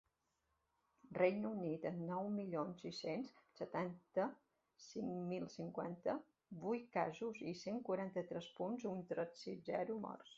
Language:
Catalan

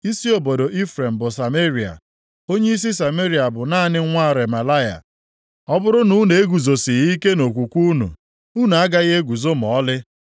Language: Igbo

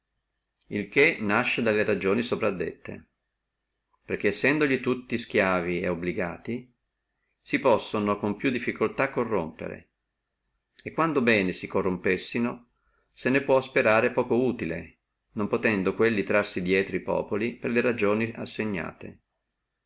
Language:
Italian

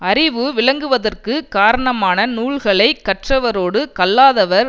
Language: Tamil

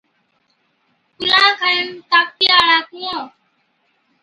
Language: Od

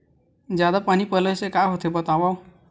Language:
Chhattisgarhi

